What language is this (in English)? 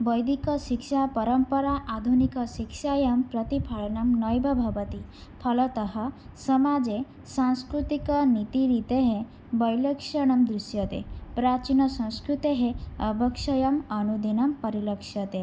Sanskrit